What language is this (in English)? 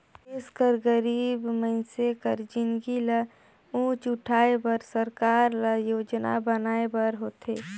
Chhattisgarhi